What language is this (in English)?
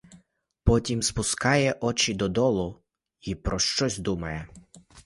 Ukrainian